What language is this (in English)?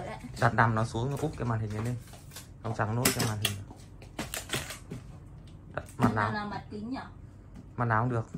Vietnamese